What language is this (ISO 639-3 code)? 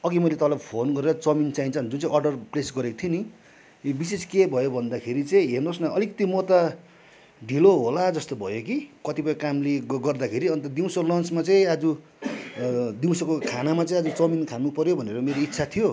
nep